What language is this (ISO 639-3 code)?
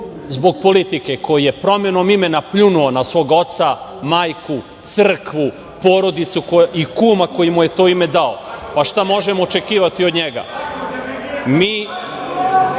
srp